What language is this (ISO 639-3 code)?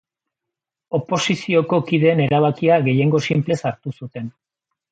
eus